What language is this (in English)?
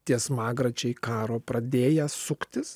Lithuanian